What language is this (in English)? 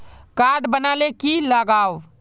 Magahi